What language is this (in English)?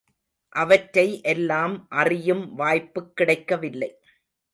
Tamil